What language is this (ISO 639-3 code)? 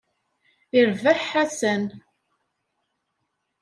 kab